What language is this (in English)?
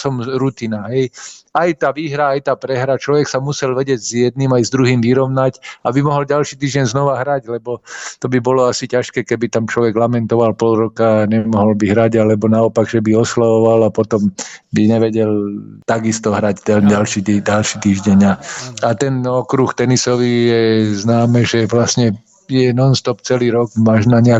Slovak